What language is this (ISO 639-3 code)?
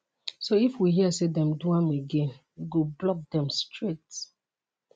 pcm